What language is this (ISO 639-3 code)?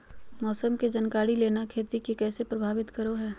mag